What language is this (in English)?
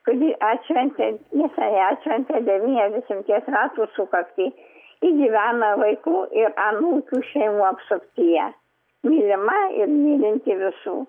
Lithuanian